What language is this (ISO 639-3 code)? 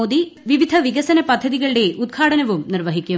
mal